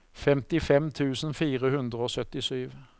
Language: Norwegian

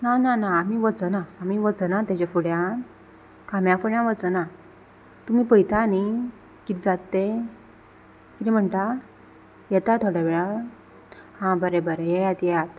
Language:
Konkani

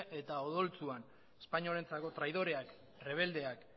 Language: Basque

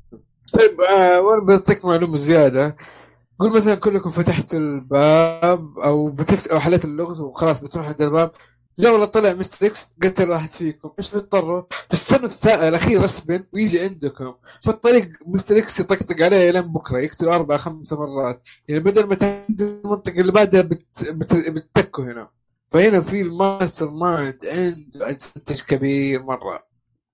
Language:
Arabic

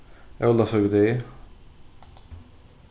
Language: Faroese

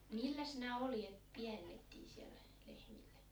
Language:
Finnish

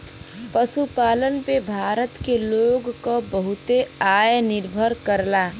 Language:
Bhojpuri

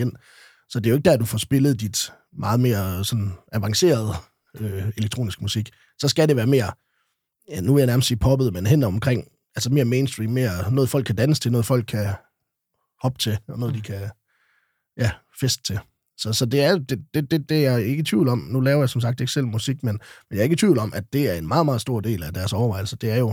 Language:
Danish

